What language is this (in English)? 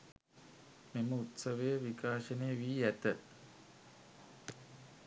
Sinhala